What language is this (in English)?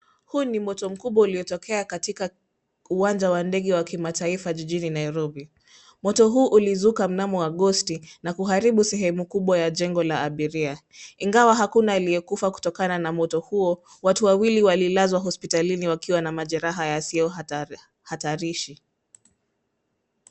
Swahili